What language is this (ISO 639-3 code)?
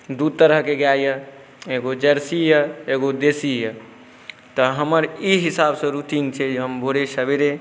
mai